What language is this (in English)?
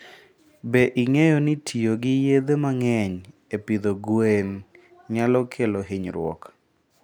Luo (Kenya and Tanzania)